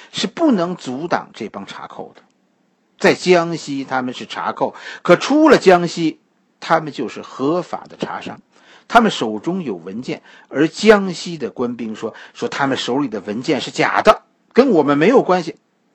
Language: Chinese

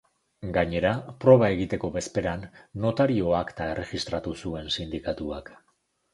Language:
Basque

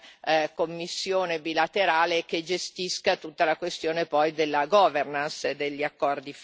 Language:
Italian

